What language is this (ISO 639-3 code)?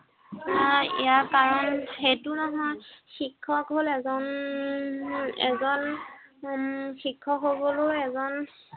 asm